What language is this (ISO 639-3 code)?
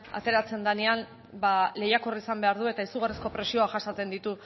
eus